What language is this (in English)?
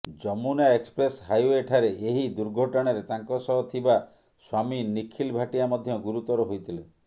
Odia